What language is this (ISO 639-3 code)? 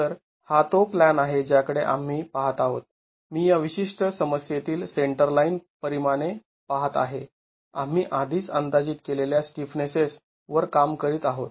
mar